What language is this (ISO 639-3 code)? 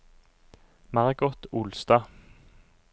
nor